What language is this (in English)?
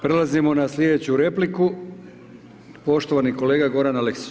Croatian